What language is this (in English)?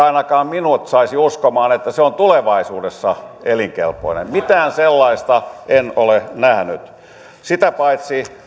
Finnish